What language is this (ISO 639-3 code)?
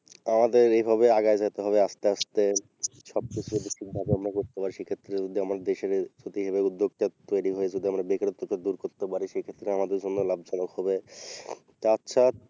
ben